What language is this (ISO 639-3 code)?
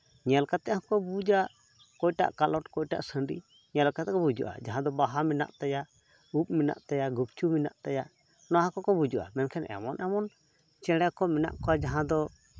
sat